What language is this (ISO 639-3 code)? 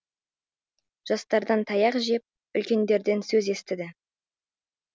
kaz